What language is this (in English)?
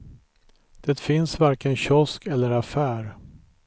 Swedish